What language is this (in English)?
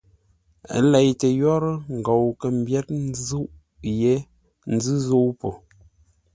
Ngombale